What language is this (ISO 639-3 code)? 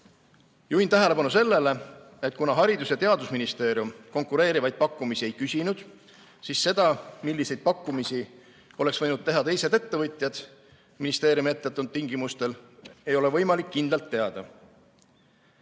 est